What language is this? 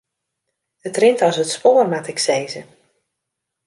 Western Frisian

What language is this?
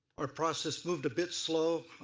English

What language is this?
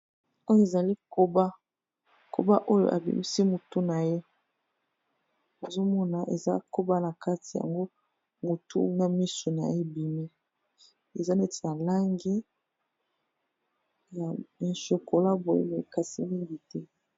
Lingala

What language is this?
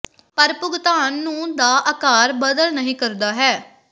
Punjabi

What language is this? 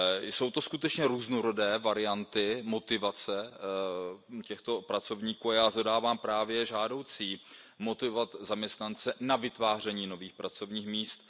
Czech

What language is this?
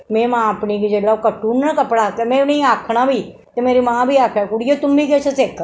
Dogri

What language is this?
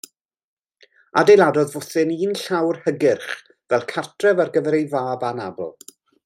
Welsh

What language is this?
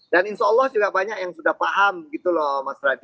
Indonesian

